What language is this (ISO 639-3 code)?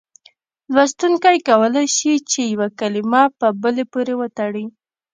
pus